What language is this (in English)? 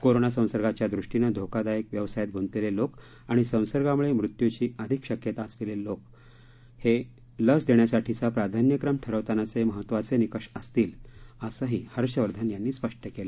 Marathi